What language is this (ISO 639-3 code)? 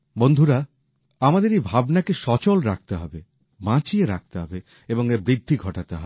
ben